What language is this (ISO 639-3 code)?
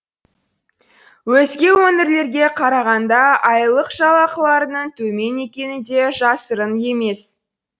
kaz